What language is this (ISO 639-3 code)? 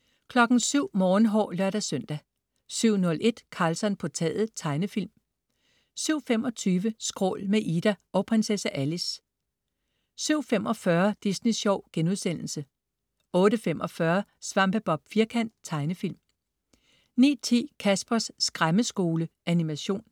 dan